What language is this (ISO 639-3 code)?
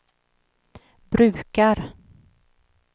swe